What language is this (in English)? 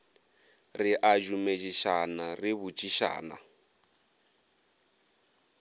Northern Sotho